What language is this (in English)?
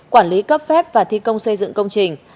Vietnamese